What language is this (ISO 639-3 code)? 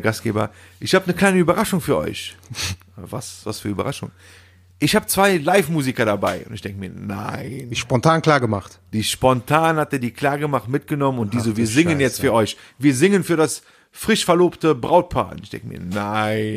deu